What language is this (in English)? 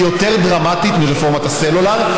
Hebrew